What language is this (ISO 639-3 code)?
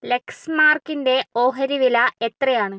mal